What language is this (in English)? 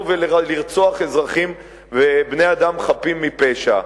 Hebrew